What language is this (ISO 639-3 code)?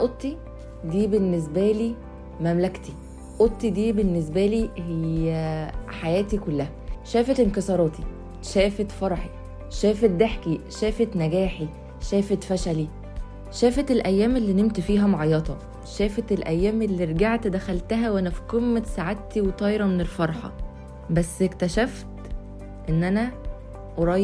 ara